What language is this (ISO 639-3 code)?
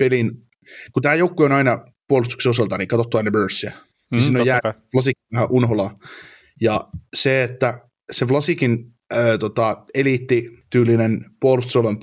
fin